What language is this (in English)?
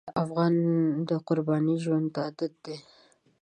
Pashto